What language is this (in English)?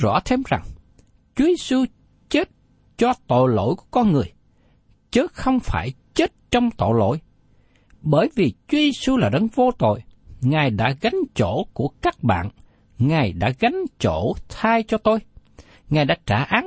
Vietnamese